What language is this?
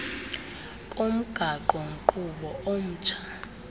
Xhosa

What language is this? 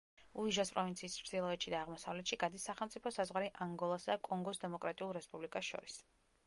Georgian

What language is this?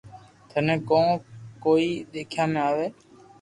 Loarki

